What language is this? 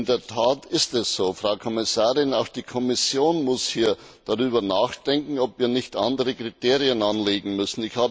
German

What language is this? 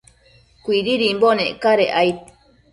Matsés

